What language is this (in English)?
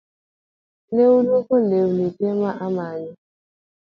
Luo (Kenya and Tanzania)